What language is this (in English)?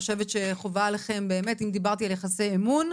Hebrew